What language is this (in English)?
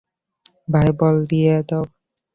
Bangla